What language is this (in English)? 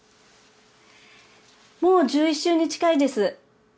Japanese